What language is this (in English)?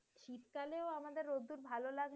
Bangla